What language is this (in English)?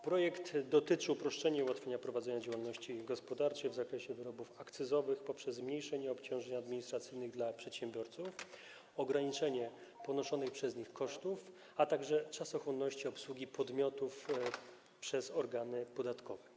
Polish